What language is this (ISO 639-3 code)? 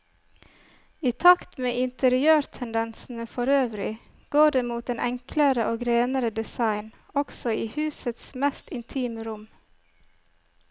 nor